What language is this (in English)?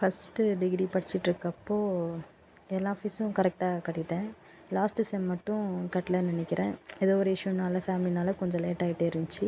Tamil